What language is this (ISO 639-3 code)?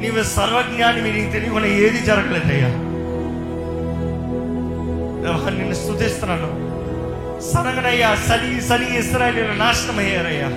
tel